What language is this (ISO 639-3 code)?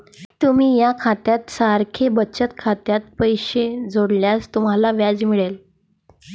mar